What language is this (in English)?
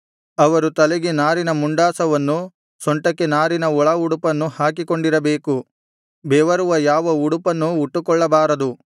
Kannada